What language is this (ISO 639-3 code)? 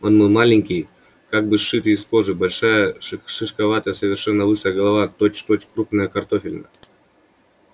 rus